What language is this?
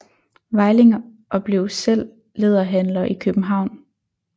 Danish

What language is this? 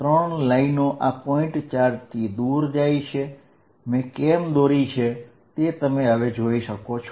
Gujarati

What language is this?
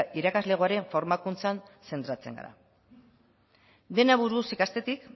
Basque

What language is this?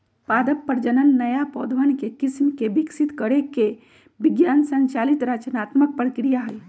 Magahi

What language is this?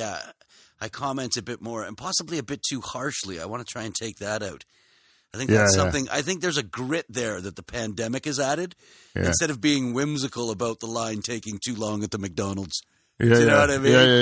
English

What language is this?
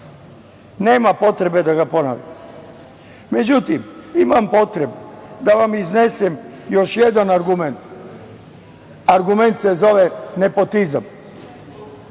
Serbian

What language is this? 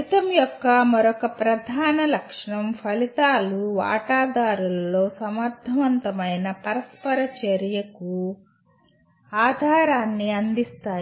Telugu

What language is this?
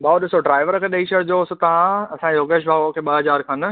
Sindhi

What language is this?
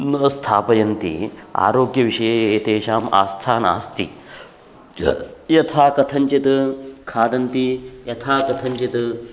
Sanskrit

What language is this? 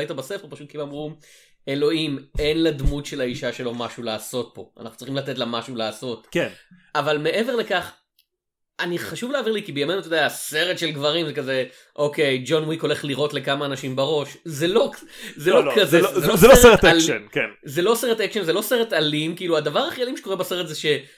Hebrew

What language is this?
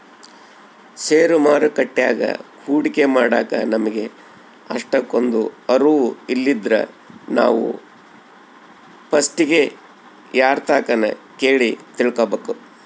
Kannada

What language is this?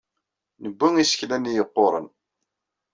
Kabyle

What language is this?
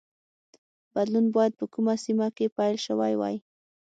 Pashto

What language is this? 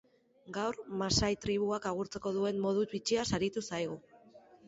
Basque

